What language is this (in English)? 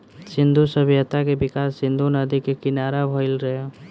Bhojpuri